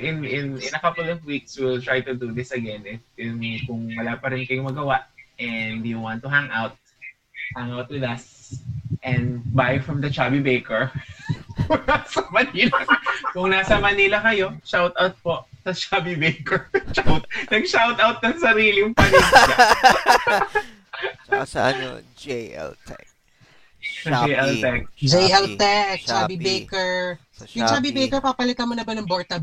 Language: Filipino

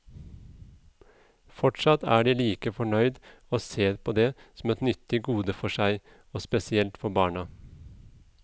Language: Norwegian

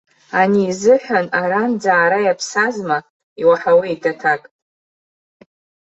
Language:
Abkhazian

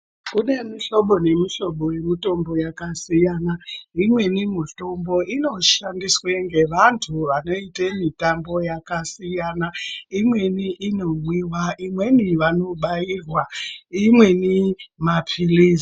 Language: Ndau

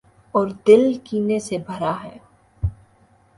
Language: Urdu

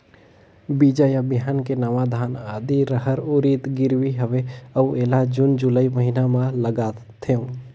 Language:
Chhattisgarhi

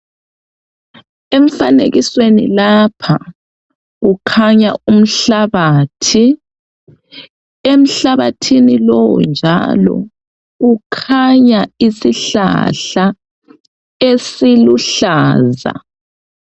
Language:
North Ndebele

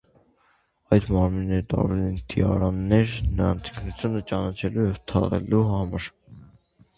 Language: Armenian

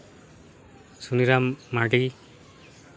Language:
Santali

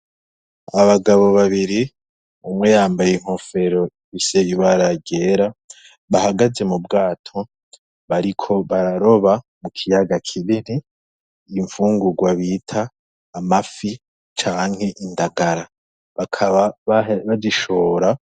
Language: Rundi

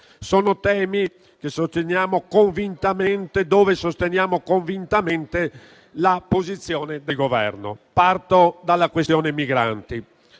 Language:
Italian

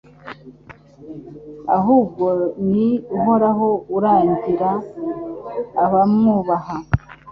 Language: Kinyarwanda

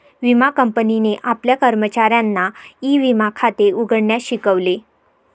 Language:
Marathi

